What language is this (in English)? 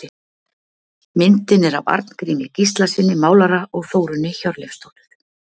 Icelandic